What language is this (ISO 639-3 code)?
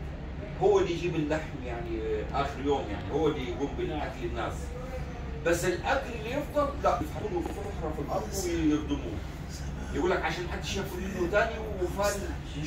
ara